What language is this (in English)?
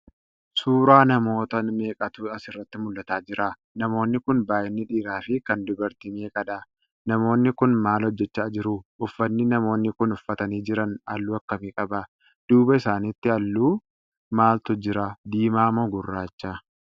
Oromo